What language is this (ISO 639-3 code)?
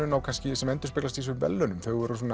isl